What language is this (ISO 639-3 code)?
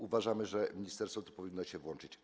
pol